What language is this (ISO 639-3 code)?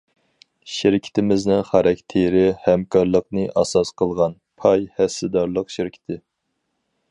uig